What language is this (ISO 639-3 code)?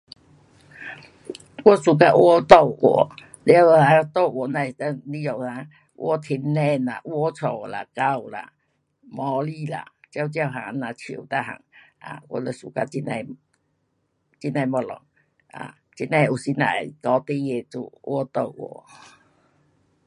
cpx